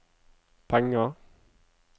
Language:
Norwegian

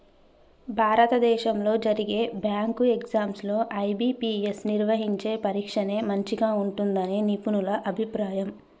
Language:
Telugu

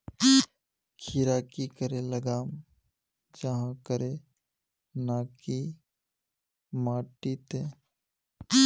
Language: Magahi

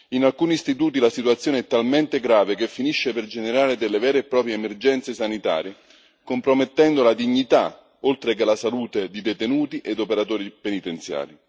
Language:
Italian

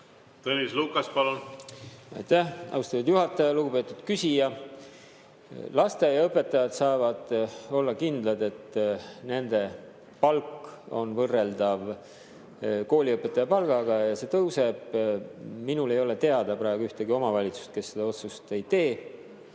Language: Estonian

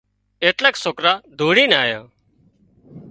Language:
Wadiyara Koli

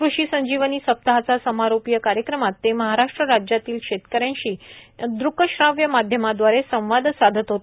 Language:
Marathi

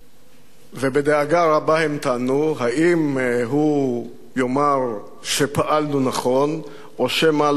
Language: Hebrew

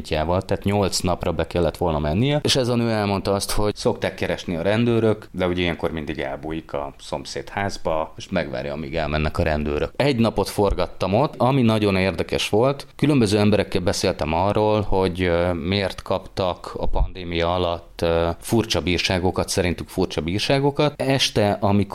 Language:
Hungarian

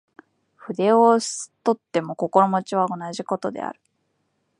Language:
Japanese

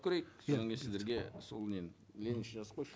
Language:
Kazakh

